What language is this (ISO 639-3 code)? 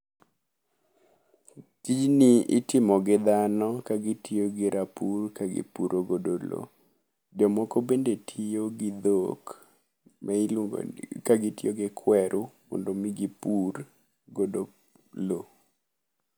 luo